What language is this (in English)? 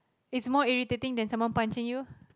English